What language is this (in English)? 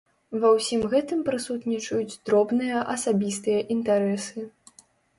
Belarusian